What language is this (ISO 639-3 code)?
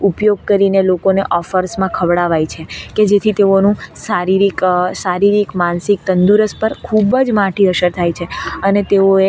guj